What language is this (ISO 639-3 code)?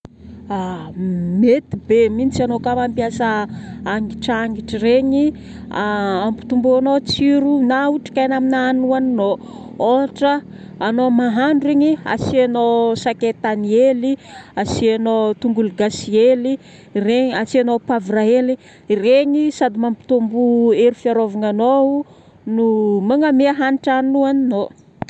bmm